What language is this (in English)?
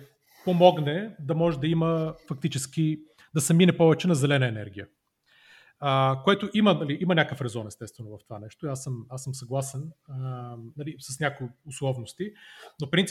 Bulgarian